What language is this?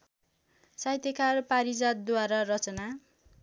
Nepali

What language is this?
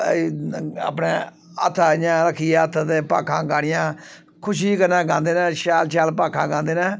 Dogri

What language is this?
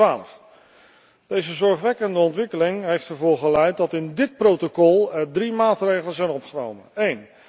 Dutch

